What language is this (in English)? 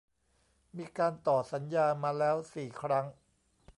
Thai